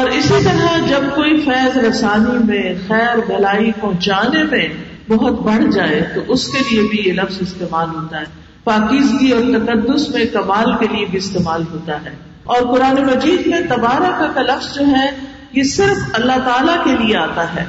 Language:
Urdu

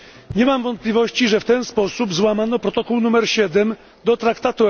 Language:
Polish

